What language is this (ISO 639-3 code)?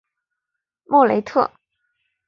zho